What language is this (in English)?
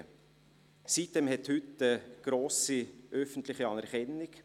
Swiss German